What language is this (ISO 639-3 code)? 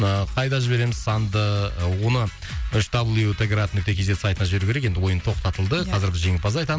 kaz